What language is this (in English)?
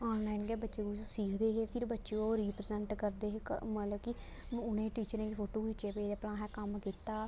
Dogri